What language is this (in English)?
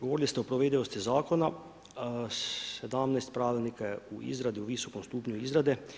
Croatian